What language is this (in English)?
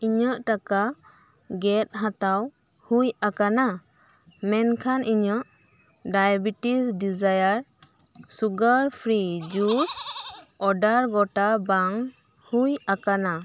Santali